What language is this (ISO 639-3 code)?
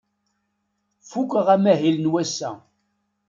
kab